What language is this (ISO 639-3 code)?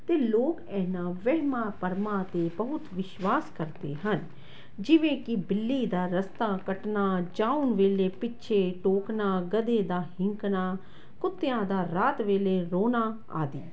pan